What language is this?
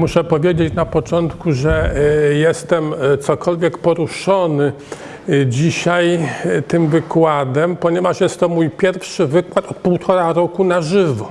Polish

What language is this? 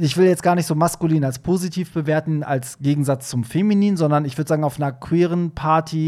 German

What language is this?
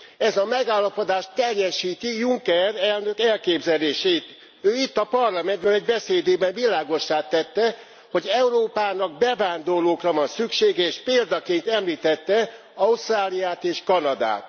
Hungarian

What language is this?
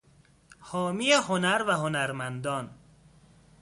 Persian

